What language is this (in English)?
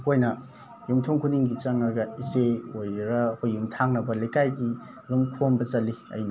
Manipuri